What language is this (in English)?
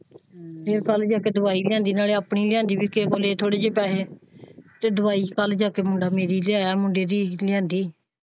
Punjabi